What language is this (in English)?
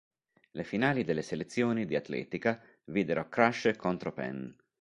Italian